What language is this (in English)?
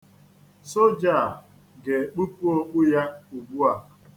Igbo